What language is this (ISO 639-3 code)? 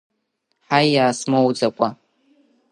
abk